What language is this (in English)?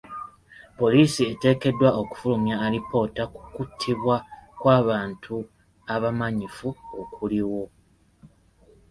Ganda